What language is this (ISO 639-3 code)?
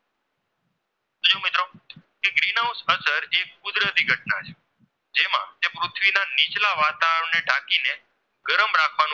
guj